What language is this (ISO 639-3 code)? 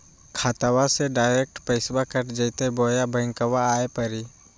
mag